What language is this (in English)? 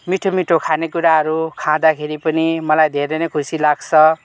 Nepali